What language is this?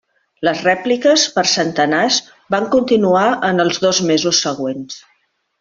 Catalan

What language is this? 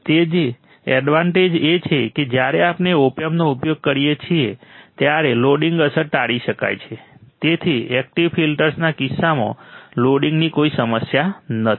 Gujarati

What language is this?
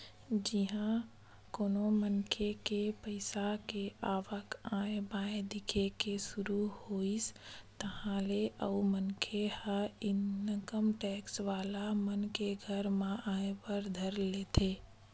Chhattisgarhi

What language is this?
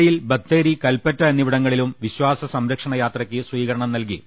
Malayalam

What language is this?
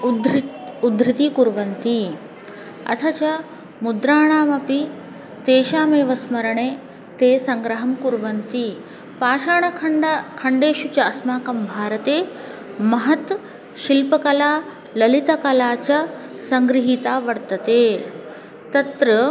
Sanskrit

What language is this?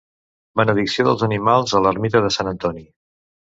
Catalan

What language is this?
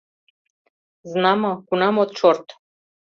Mari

